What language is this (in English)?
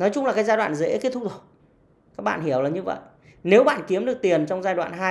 Vietnamese